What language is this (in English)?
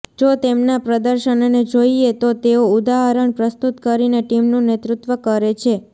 Gujarati